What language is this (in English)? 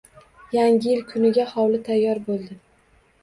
Uzbek